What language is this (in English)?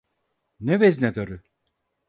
Turkish